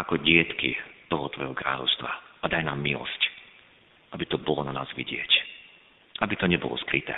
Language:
Slovak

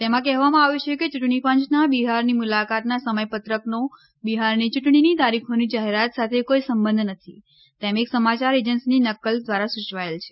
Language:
Gujarati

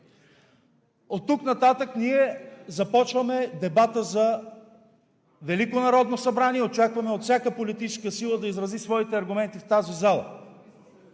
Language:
Bulgarian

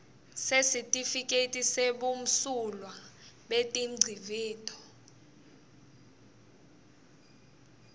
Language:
Swati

